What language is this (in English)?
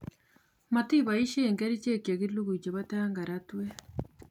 Kalenjin